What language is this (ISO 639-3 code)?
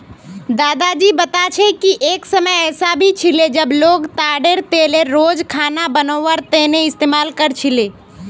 mag